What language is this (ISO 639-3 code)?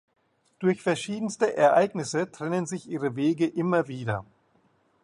deu